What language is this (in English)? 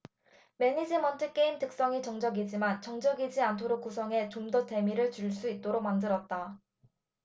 Korean